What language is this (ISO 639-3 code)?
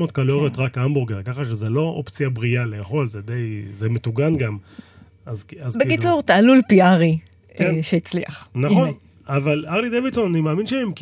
heb